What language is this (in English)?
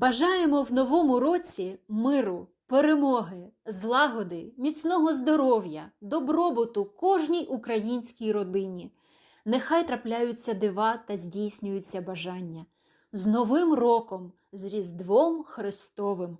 Ukrainian